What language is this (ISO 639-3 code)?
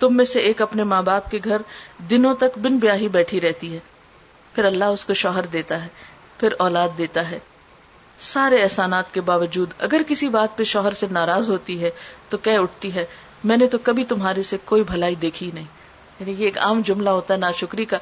urd